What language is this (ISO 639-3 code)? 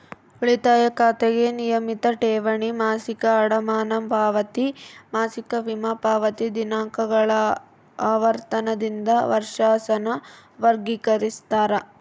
kan